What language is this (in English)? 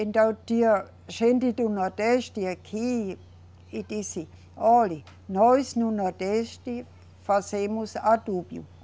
Portuguese